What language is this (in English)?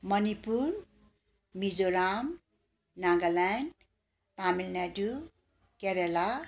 Nepali